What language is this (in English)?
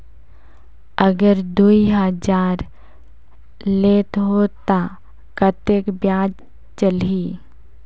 Chhattisgarhi